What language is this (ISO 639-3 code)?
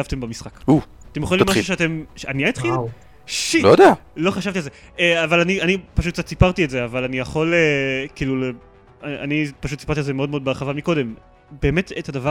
heb